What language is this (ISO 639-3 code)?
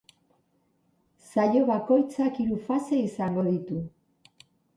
eus